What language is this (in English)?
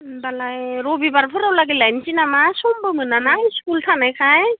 Bodo